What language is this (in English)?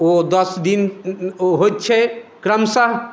Maithili